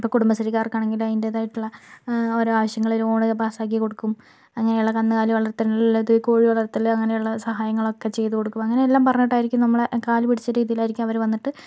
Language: Malayalam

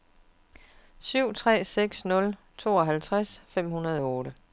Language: Danish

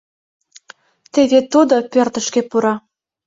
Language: Mari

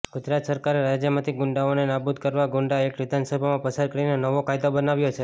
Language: Gujarati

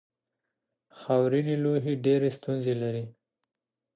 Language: Pashto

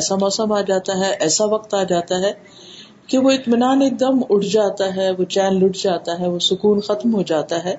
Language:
Urdu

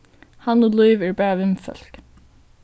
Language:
Faroese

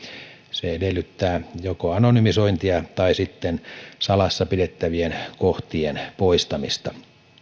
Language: Finnish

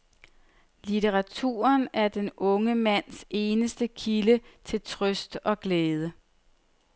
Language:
Danish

